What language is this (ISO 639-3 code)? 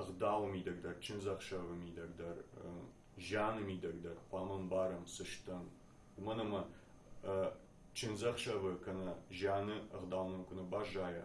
tur